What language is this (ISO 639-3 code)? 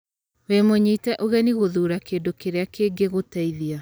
kik